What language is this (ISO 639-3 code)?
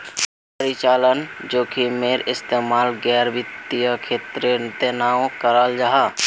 mag